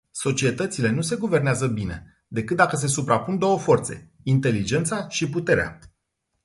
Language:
Romanian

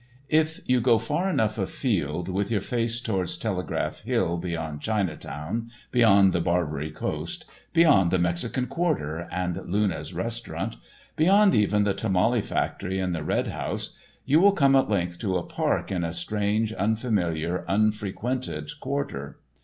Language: English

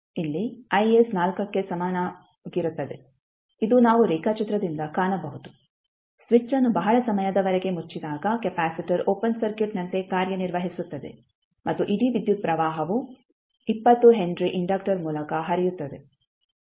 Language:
Kannada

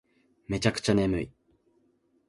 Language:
Japanese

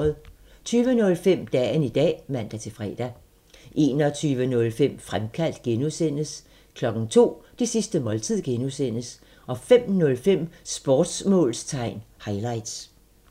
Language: Danish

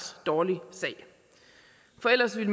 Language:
Danish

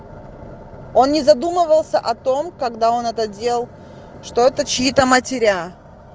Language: Russian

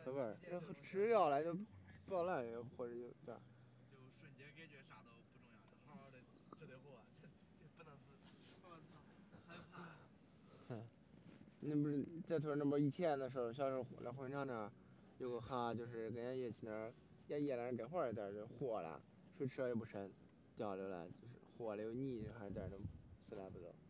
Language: Chinese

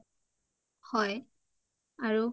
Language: Assamese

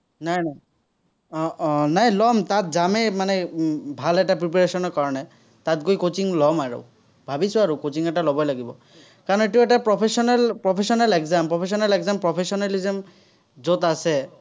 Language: Assamese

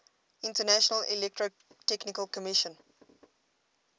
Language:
English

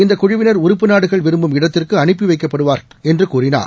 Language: Tamil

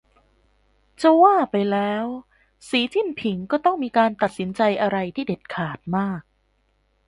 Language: Thai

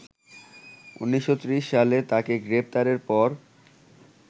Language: Bangla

